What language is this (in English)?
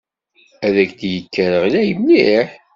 Kabyle